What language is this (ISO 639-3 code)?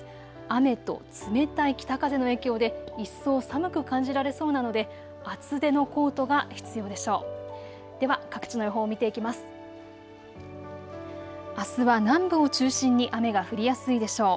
jpn